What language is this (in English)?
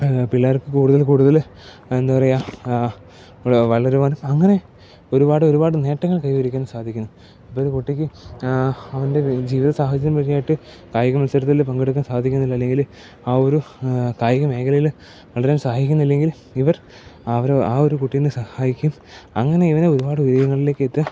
Malayalam